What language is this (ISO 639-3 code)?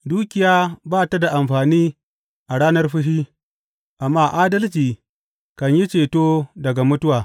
hau